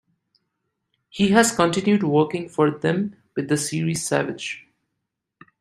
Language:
English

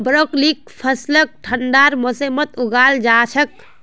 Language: Magahi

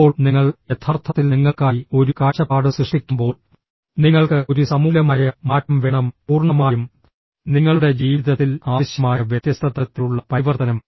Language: Malayalam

